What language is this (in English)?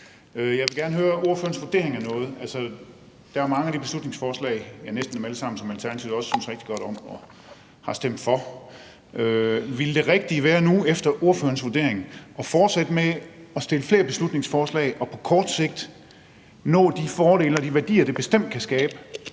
Danish